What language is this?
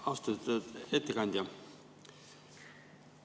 Estonian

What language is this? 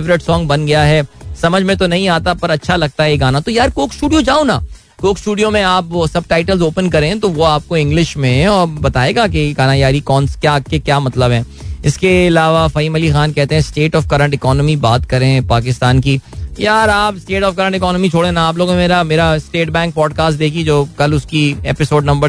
Hindi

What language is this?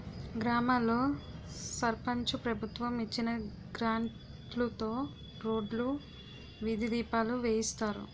Telugu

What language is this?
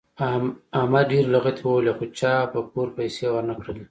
Pashto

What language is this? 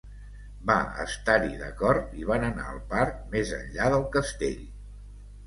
Catalan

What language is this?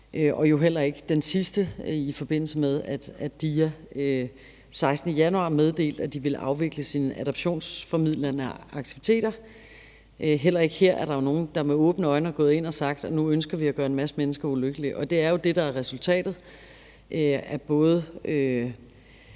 Danish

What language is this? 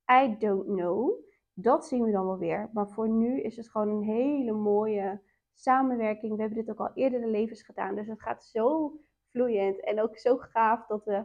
Dutch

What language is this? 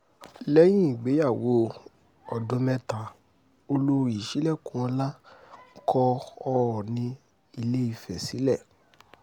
Yoruba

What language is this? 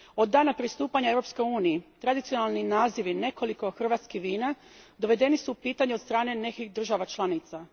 Croatian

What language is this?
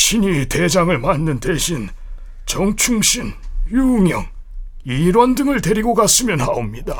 Korean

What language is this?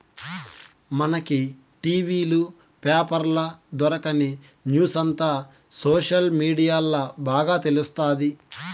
Telugu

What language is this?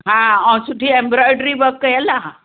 Sindhi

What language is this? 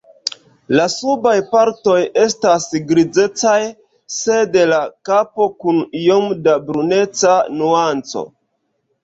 Esperanto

